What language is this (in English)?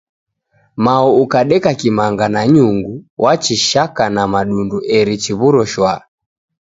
Taita